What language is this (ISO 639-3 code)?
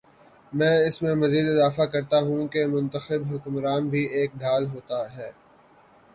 urd